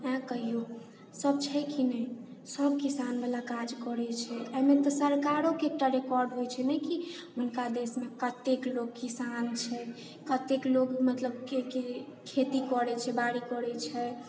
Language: Maithili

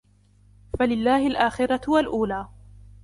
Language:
Arabic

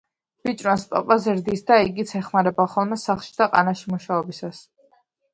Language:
Georgian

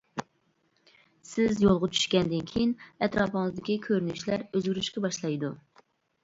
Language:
Uyghur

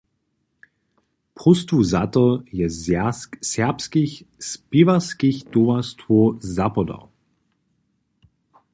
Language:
Upper Sorbian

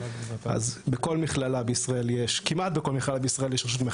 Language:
Hebrew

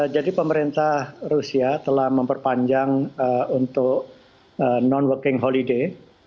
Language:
Indonesian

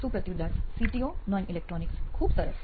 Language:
Gujarati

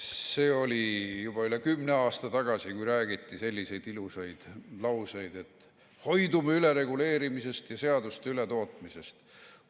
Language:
Estonian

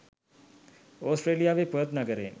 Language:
Sinhala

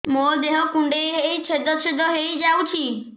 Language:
Odia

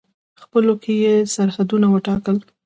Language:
Pashto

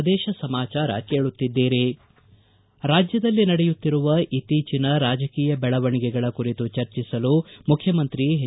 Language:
Kannada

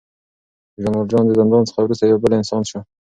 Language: Pashto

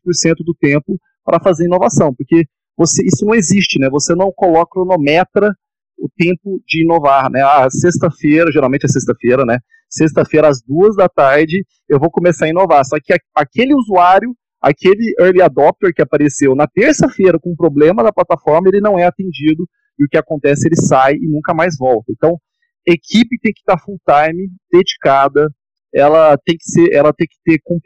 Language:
Portuguese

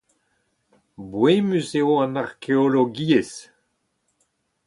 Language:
Breton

